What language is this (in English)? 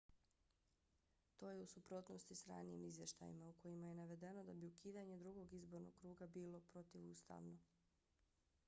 Bosnian